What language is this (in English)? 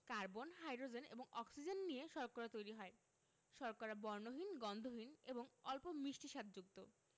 Bangla